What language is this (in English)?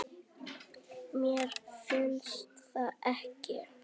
Icelandic